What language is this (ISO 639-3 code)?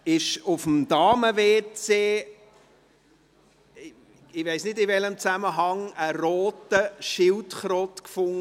gsw